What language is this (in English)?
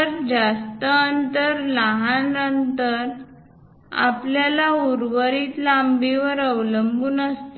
Marathi